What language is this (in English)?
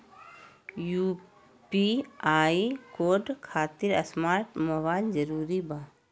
Magahi